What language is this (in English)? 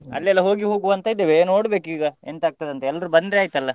Kannada